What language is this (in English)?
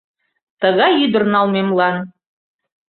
Mari